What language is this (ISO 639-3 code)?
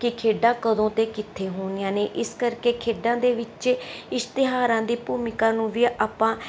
pan